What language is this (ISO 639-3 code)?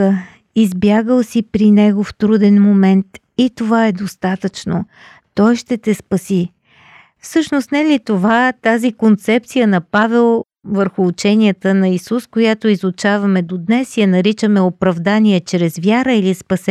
bul